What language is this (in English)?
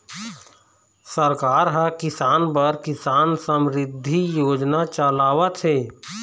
Chhattisgarhi